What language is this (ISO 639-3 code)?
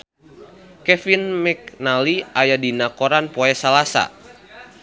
sun